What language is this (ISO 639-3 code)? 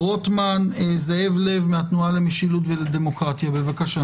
heb